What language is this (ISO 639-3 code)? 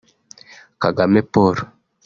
kin